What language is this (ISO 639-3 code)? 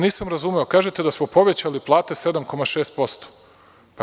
srp